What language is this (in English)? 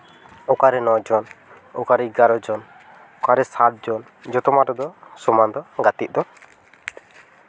Santali